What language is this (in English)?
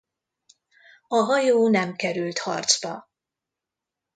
Hungarian